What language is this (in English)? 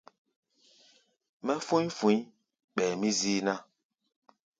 Gbaya